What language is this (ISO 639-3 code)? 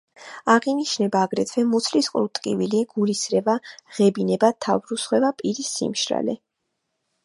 kat